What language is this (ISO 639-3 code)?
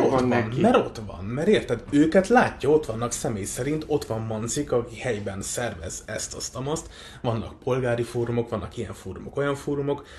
hun